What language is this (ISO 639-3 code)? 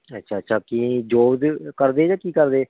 pan